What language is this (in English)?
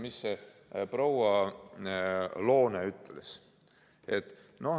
Estonian